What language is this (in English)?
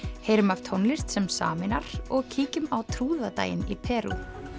Icelandic